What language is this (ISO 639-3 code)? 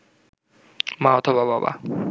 ben